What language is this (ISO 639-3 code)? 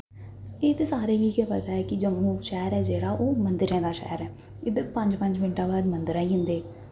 doi